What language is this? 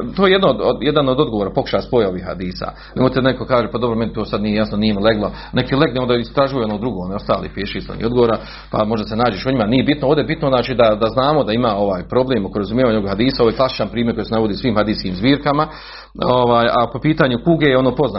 Croatian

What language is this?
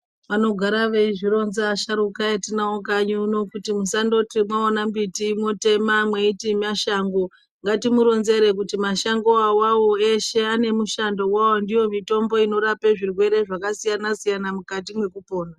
Ndau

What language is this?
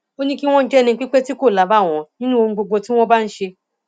Yoruba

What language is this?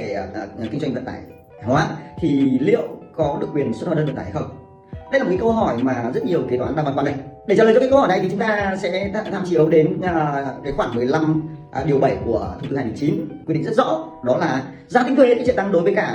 Vietnamese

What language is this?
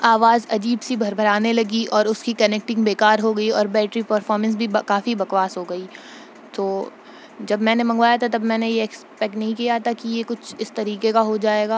Urdu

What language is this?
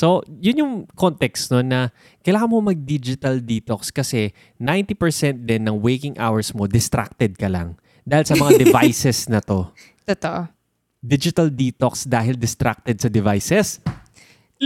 Filipino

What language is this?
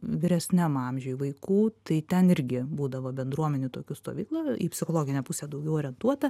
Lithuanian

